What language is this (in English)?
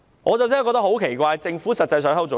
Cantonese